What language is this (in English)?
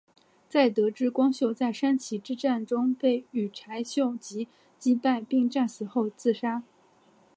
Chinese